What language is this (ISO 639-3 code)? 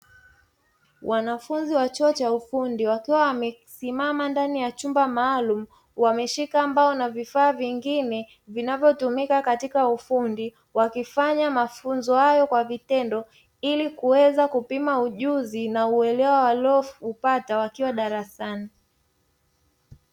swa